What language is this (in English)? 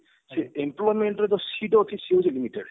Odia